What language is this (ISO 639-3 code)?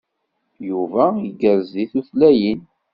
kab